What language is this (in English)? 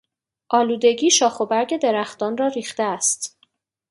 Persian